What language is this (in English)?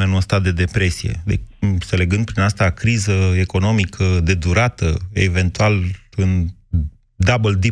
Romanian